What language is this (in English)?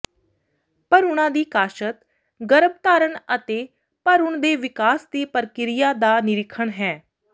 Punjabi